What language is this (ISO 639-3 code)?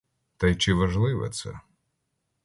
ukr